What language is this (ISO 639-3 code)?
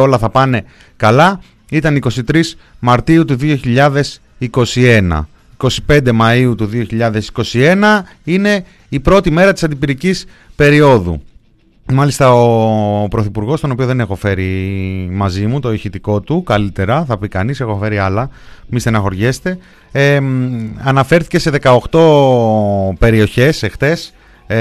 ell